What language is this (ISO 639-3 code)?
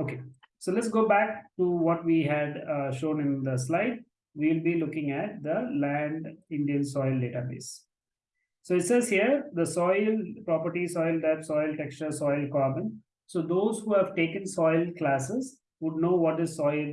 eng